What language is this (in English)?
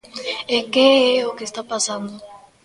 Galician